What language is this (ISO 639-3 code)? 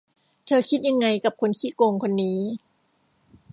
tha